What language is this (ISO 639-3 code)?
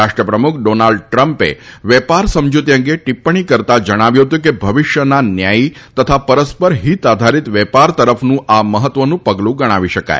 guj